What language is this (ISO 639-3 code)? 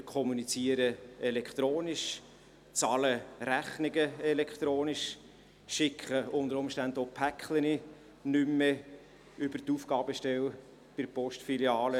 gsw